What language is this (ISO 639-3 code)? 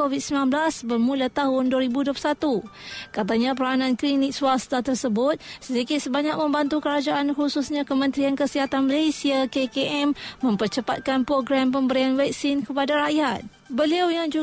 msa